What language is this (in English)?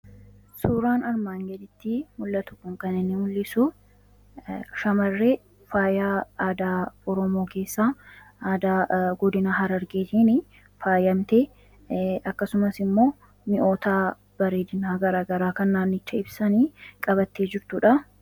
Oromo